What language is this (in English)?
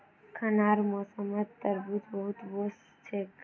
Magahi